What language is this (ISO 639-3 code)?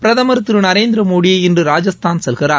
tam